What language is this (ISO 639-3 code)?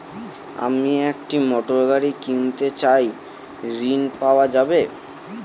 ben